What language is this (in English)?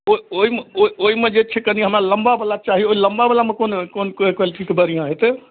Maithili